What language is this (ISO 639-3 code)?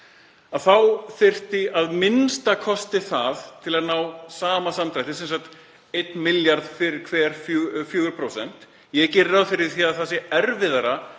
isl